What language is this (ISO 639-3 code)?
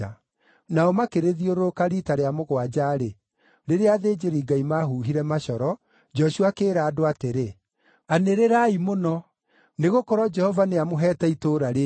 kik